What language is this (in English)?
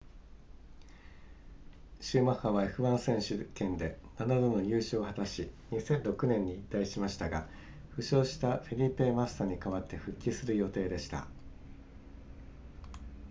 Japanese